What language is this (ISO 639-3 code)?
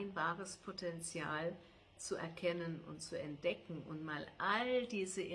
deu